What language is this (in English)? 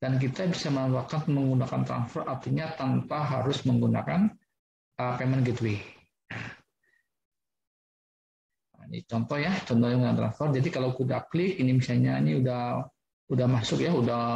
Indonesian